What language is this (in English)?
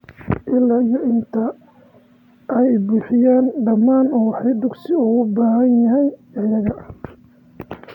Somali